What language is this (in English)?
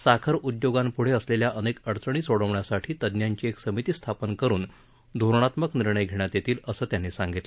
Marathi